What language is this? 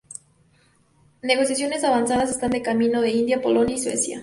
Spanish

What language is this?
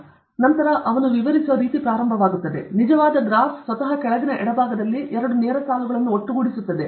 Kannada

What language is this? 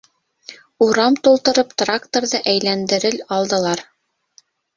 Bashkir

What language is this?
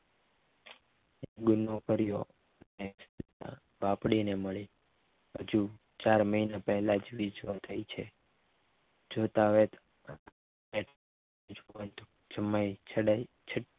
Gujarati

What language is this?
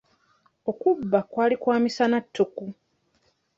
Ganda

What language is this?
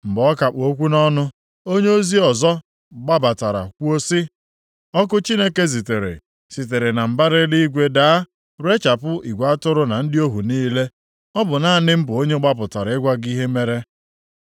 Igbo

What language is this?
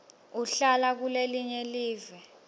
Swati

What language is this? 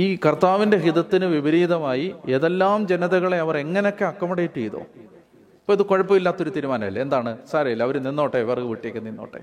Malayalam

